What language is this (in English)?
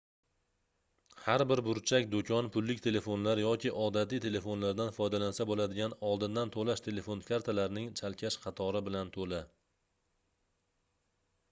Uzbek